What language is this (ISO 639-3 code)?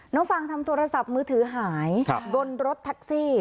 tha